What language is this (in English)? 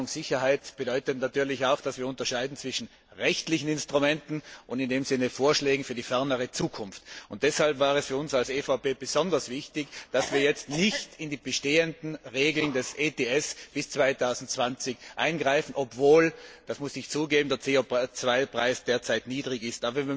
German